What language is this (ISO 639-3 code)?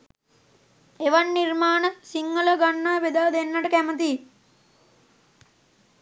sin